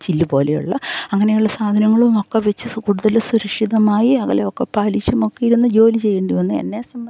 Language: Malayalam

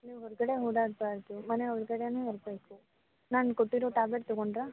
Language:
Kannada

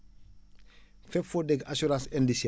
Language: Wolof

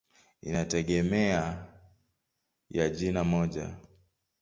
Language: Swahili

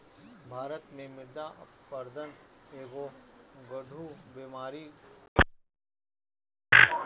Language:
Bhojpuri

